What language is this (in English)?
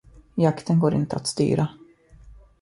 Swedish